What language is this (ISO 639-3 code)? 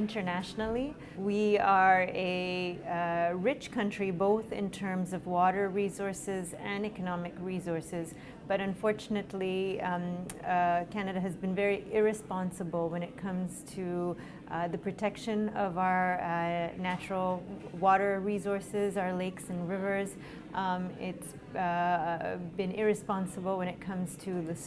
eng